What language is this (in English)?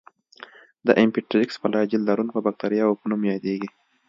Pashto